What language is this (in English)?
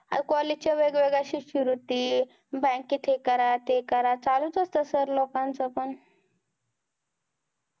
Marathi